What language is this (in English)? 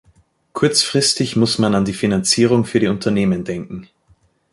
German